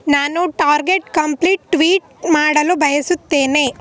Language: Kannada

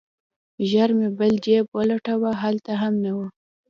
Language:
Pashto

